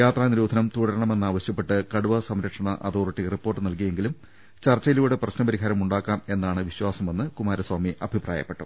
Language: Malayalam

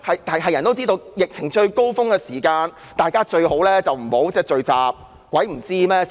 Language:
Cantonese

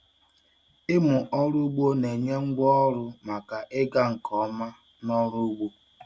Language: Igbo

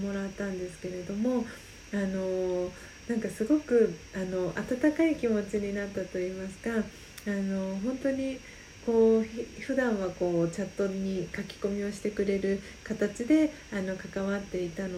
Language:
Japanese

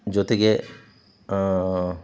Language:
Kannada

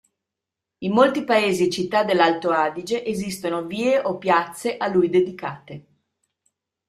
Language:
Italian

